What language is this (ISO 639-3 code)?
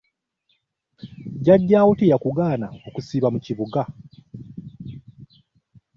lug